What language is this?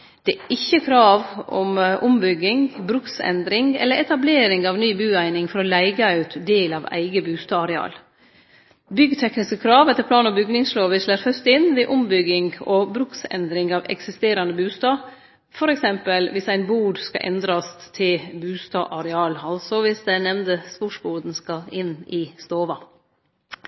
Norwegian Nynorsk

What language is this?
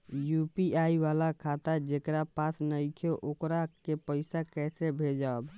Bhojpuri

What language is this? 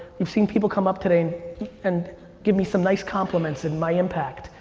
English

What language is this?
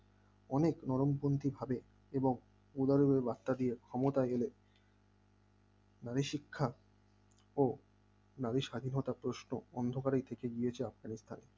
Bangla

